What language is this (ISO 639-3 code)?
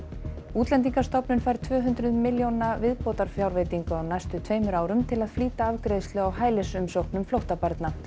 isl